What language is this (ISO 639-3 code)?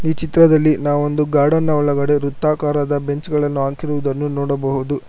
kan